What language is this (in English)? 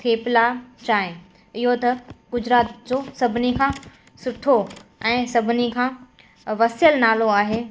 Sindhi